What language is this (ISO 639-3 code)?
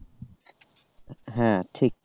ben